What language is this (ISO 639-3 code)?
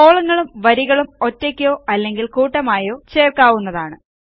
mal